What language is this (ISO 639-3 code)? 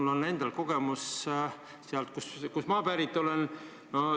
est